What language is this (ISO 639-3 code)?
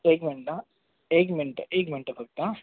mar